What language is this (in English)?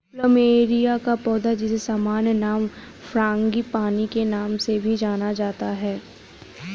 Hindi